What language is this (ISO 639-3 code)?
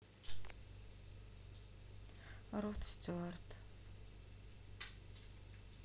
rus